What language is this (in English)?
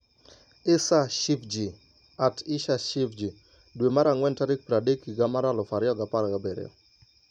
Luo (Kenya and Tanzania)